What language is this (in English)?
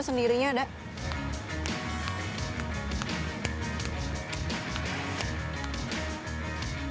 Indonesian